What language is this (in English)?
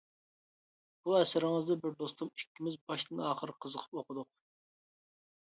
Uyghur